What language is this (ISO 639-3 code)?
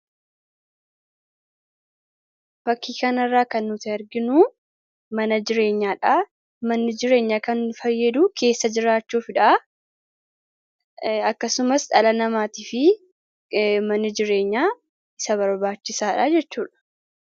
orm